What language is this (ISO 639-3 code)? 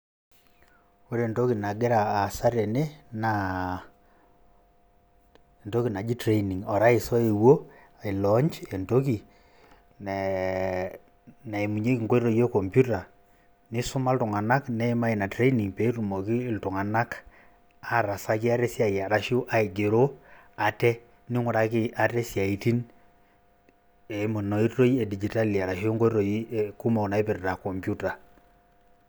mas